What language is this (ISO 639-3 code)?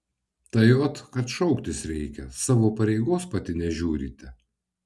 lit